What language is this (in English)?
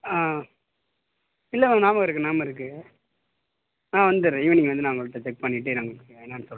Tamil